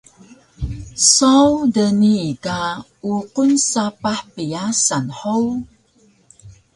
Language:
Taroko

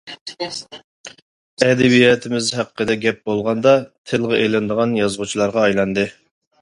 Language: Uyghur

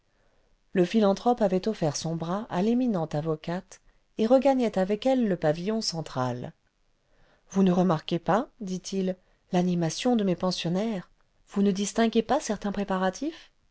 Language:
French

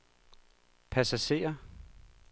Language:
Danish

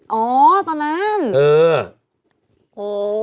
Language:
Thai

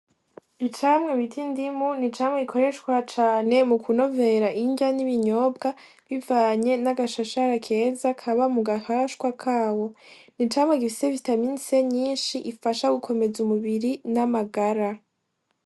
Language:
Rundi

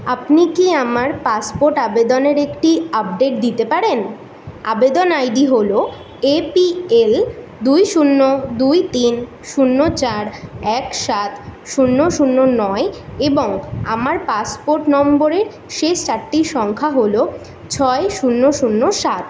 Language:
Bangla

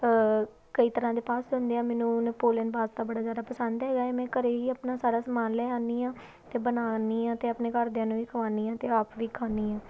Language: Punjabi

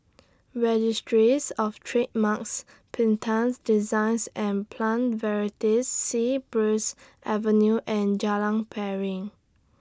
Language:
English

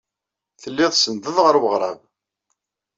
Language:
Kabyle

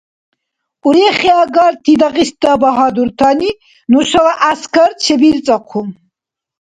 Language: Dargwa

